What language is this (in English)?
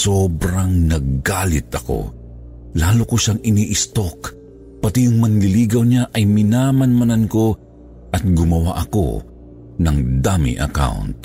Filipino